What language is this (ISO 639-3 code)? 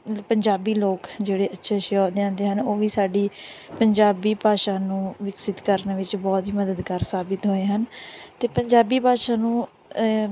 pan